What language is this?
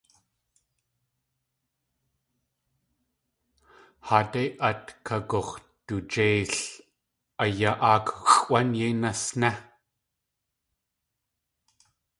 Tlingit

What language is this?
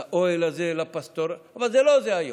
Hebrew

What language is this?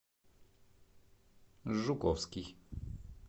Russian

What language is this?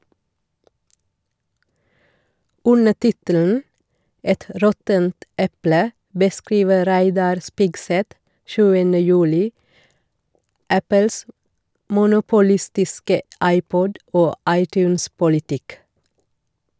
Norwegian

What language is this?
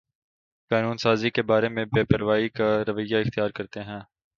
Urdu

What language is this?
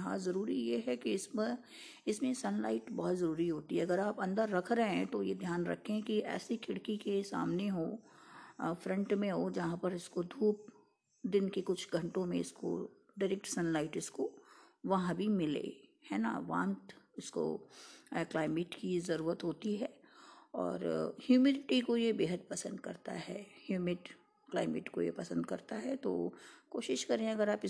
Hindi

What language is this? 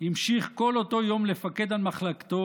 Hebrew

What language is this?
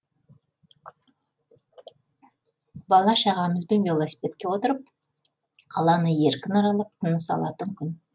Kazakh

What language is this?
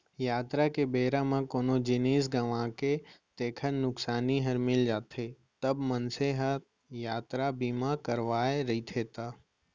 Chhattisgarhi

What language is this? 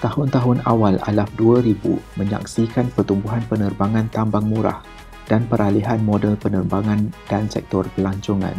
Malay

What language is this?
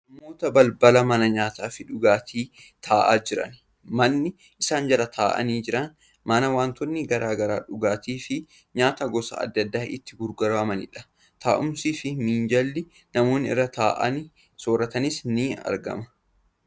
Oromo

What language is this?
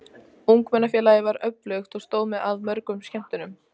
Icelandic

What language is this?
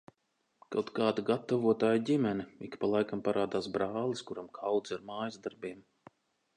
Latvian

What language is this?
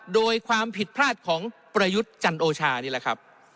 Thai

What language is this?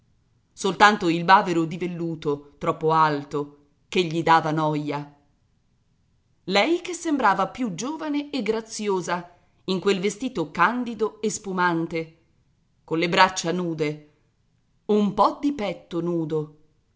Italian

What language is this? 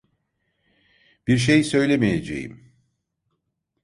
Turkish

